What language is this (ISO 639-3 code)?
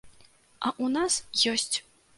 bel